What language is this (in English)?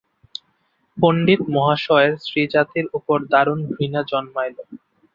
Bangla